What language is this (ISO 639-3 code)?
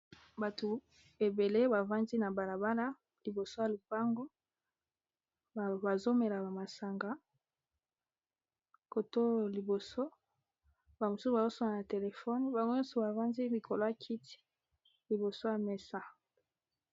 lin